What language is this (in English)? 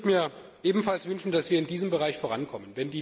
German